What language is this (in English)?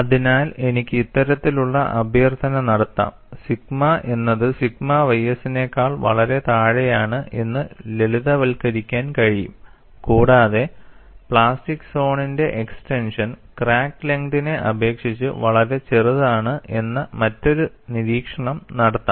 Malayalam